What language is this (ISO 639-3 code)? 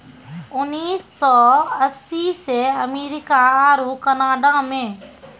mai